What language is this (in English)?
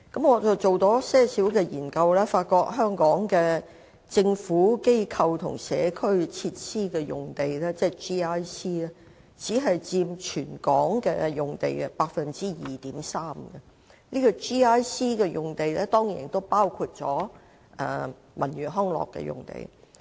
Cantonese